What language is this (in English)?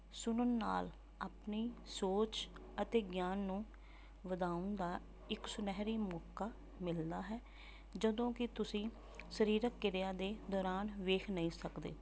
Punjabi